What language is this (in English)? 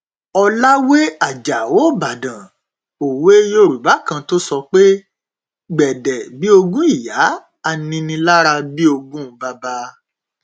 Yoruba